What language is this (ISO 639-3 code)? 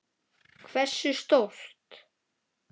isl